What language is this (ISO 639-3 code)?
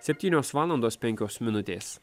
lit